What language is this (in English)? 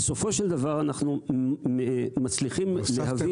Hebrew